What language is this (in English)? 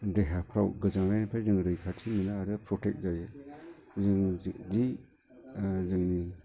Bodo